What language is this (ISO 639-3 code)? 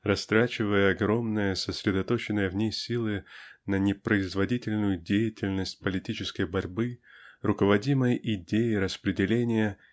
rus